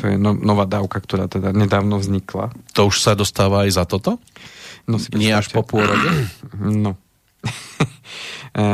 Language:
Slovak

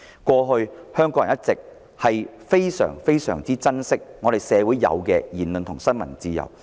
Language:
Cantonese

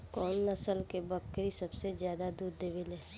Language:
Bhojpuri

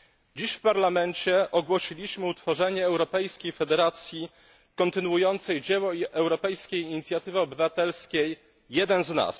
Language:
Polish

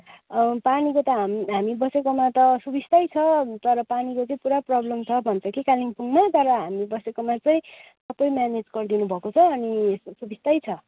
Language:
Nepali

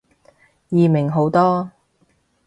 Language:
Cantonese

